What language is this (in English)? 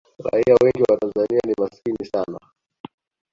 Swahili